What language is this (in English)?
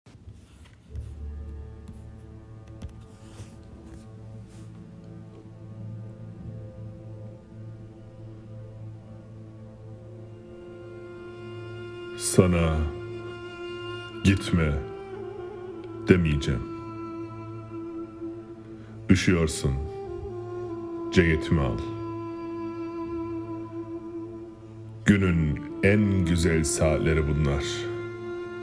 Turkish